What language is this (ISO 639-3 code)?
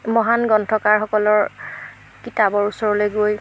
asm